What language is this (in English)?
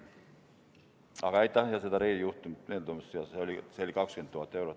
Estonian